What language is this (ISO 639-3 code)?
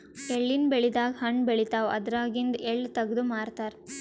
kan